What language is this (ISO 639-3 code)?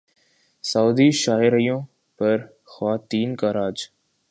urd